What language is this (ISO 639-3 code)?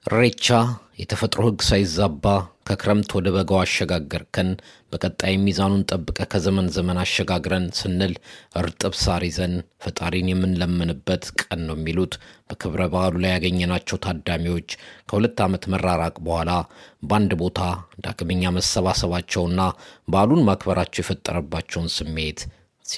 amh